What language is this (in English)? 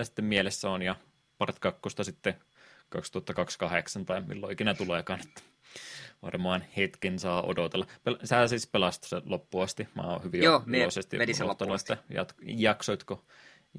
Finnish